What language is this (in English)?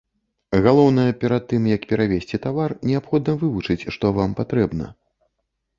Belarusian